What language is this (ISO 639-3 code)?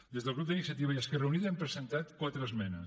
cat